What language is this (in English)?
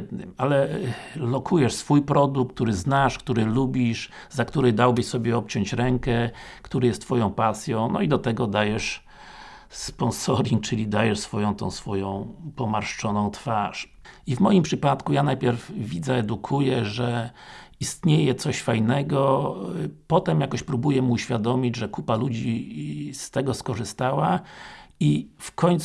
Polish